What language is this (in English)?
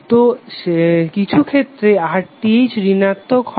Bangla